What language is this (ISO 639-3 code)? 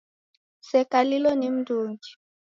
dav